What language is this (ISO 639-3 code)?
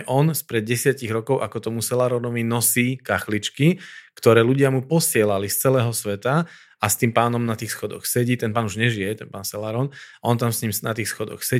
slk